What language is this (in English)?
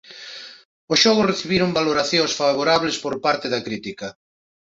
Galician